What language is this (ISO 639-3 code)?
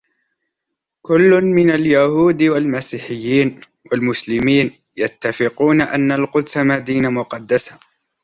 ara